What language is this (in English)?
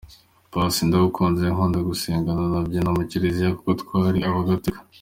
Kinyarwanda